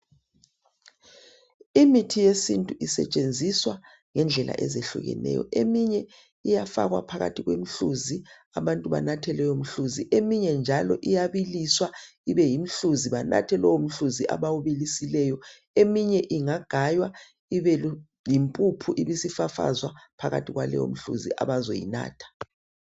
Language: North Ndebele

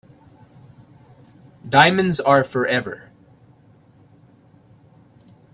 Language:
English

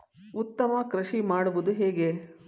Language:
Kannada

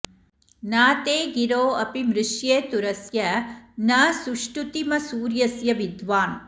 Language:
Sanskrit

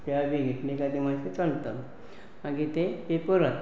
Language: Konkani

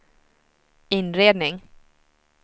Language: Swedish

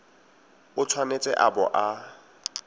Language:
Tswana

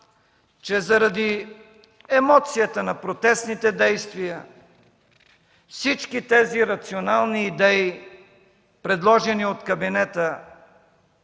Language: Bulgarian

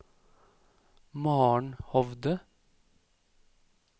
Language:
Norwegian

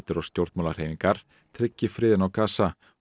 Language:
Icelandic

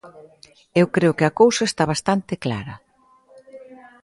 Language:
Galician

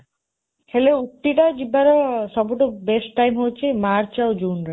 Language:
Odia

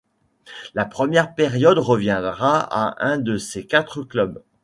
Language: French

